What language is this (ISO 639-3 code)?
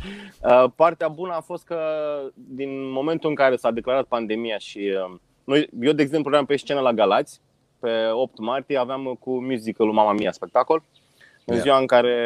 ron